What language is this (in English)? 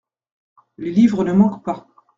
French